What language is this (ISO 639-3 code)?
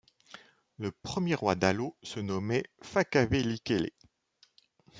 fra